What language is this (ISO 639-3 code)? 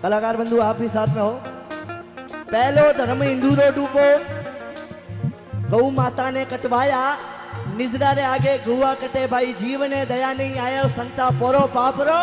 hin